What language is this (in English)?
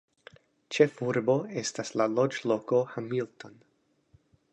Esperanto